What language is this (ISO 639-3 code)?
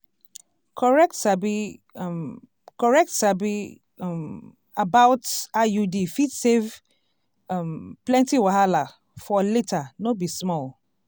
pcm